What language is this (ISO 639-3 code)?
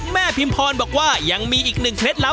tha